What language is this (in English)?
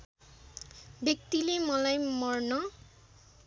Nepali